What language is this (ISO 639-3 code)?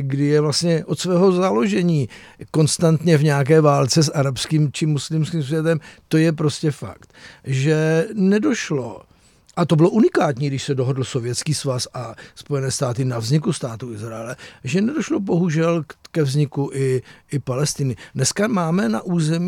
ces